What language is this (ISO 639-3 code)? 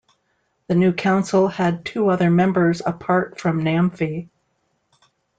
eng